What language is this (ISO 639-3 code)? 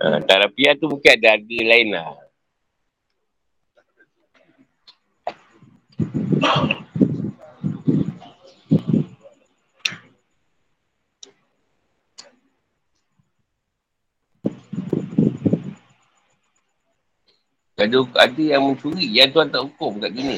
msa